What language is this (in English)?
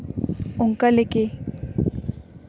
Santali